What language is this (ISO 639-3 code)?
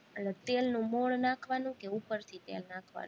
guj